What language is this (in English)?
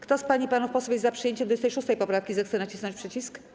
Polish